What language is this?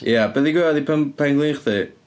Welsh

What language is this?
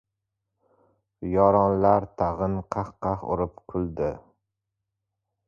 Uzbek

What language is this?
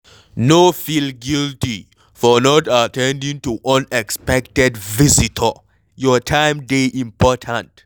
Nigerian Pidgin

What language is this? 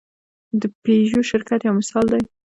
Pashto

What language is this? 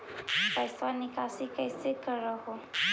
Magahi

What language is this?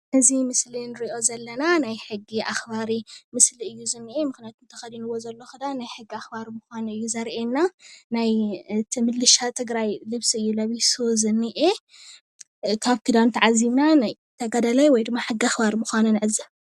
Tigrinya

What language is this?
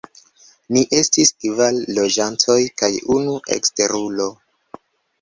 Esperanto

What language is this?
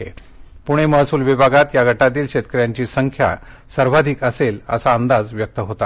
Marathi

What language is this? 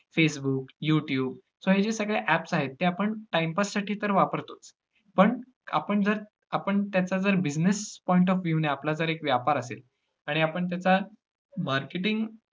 Marathi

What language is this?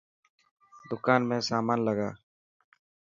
Dhatki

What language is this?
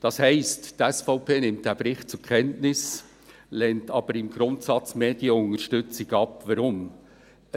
Swiss German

